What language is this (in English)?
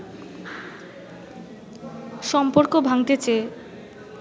Bangla